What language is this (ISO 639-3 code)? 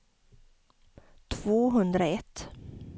swe